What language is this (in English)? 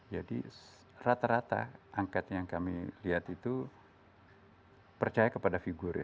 Indonesian